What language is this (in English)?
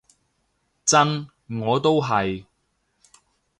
Cantonese